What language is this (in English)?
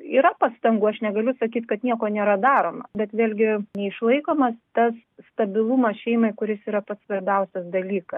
Lithuanian